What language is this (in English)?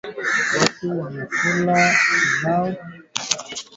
Swahili